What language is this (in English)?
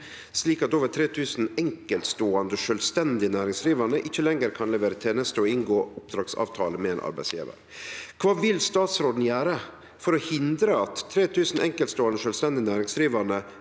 Norwegian